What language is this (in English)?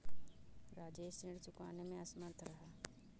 Hindi